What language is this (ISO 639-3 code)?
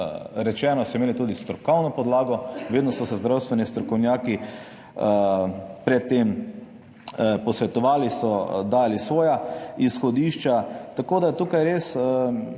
slv